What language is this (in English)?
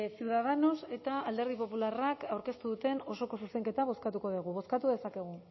Basque